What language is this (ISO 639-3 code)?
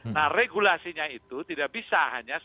ind